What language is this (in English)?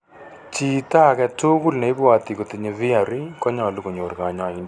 Kalenjin